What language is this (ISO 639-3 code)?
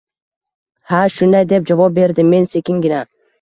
uzb